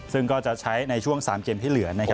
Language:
Thai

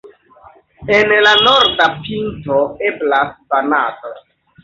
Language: Esperanto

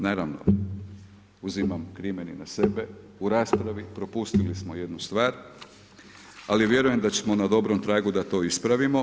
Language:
Croatian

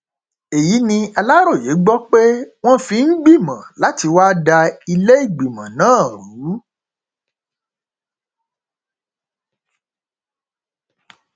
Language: Yoruba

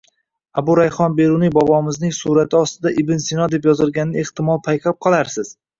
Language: Uzbek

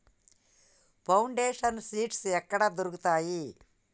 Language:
Telugu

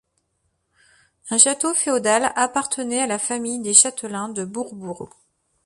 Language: French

